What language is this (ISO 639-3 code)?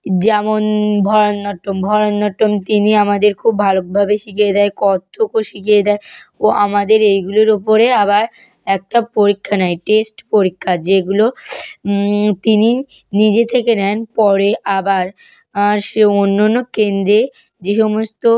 ben